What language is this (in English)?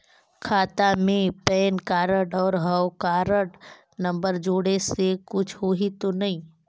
Chhattisgarhi